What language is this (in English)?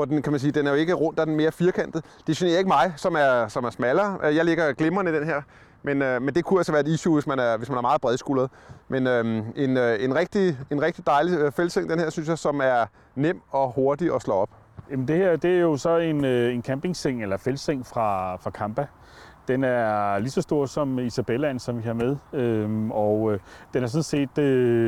Danish